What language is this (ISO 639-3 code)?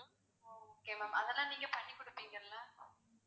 tam